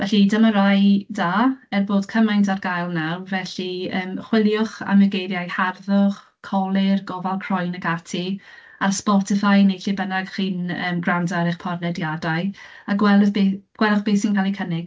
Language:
Welsh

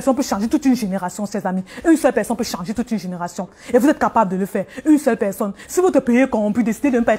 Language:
French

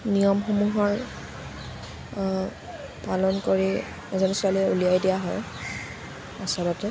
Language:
Assamese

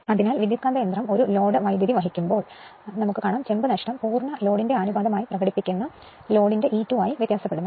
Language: Malayalam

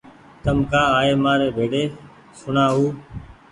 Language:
Goaria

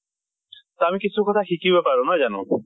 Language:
Assamese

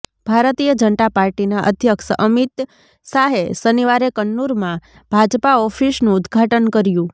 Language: Gujarati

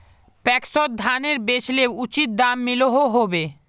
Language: Magahi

